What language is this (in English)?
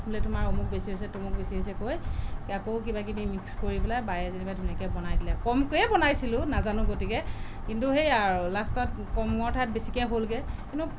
Assamese